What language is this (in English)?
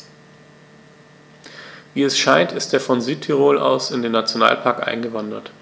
German